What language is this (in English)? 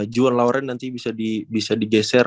Indonesian